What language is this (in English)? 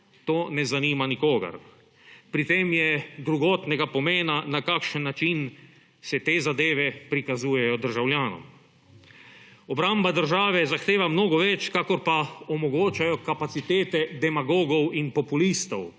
Slovenian